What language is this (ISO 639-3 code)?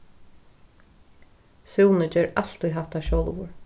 fao